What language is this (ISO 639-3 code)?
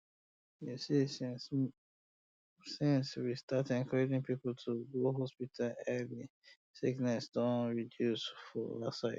pcm